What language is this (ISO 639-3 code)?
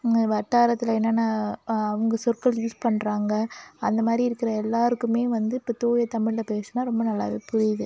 tam